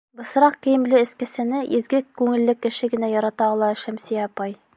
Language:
Bashkir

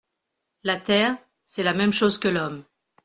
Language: French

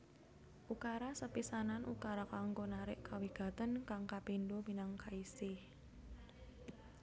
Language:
Javanese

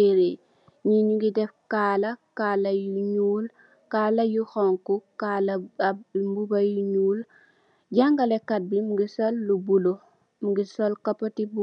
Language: Wolof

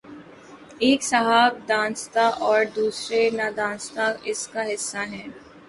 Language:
Urdu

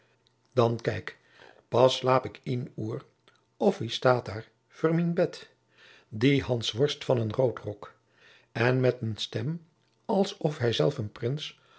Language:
Dutch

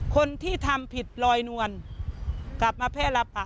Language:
Thai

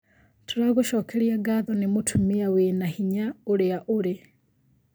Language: Kikuyu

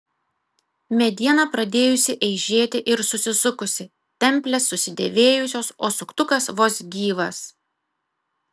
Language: Lithuanian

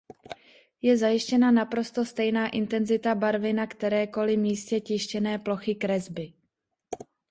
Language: Czech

